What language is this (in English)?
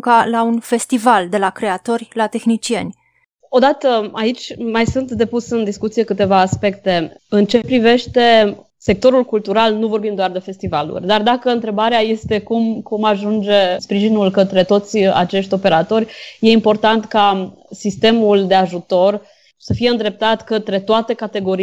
Romanian